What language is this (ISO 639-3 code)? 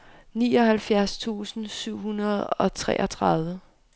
dan